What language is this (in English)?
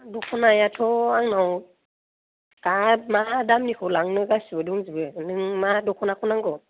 Bodo